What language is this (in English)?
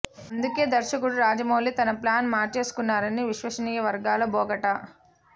Telugu